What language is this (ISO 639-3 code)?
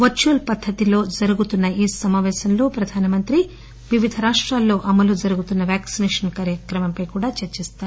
tel